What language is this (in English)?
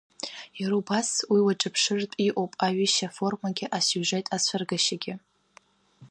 Abkhazian